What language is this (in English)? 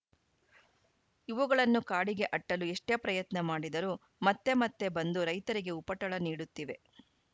Kannada